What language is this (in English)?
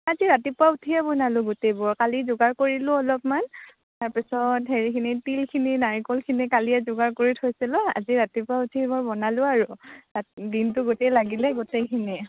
Assamese